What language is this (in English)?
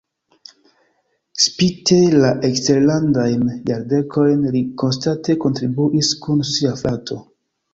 Esperanto